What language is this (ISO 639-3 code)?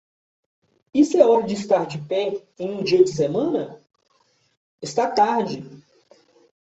por